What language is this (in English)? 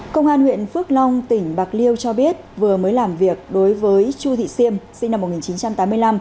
Vietnamese